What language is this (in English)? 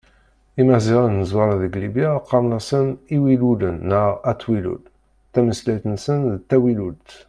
Kabyle